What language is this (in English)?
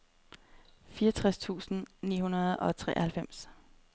Danish